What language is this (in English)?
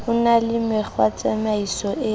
Southern Sotho